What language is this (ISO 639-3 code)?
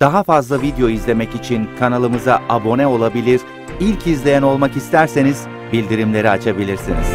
tur